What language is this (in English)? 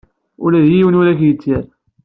Kabyle